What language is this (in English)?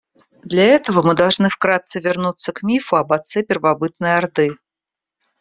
Russian